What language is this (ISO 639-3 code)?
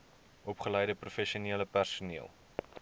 afr